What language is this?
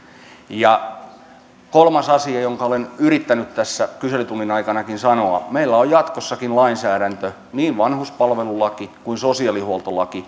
Finnish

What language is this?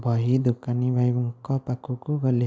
Odia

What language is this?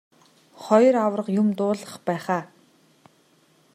Mongolian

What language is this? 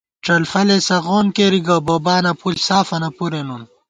Gawar-Bati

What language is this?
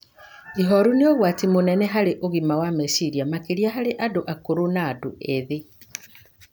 Kikuyu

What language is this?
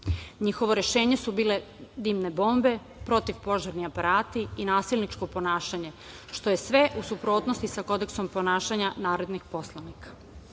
Serbian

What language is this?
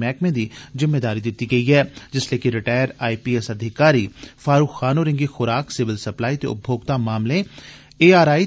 Dogri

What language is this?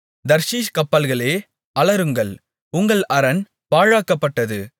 Tamil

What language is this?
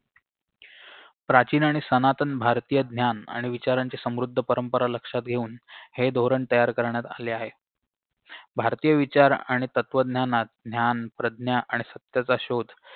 Marathi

